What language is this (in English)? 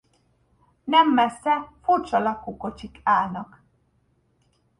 Hungarian